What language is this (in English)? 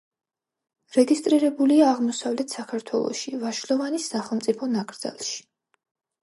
Georgian